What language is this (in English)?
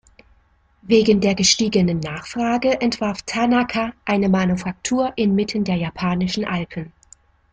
German